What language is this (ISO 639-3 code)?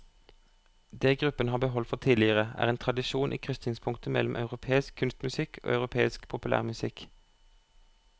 nor